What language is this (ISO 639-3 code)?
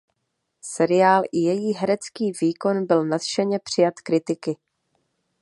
ces